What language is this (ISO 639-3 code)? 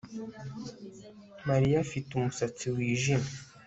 kin